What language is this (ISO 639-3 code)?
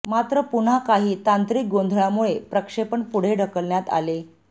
mar